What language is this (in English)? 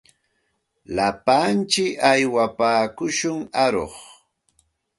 Santa Ana de Tusi Pasco Quechua